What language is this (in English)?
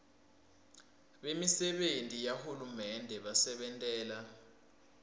Swati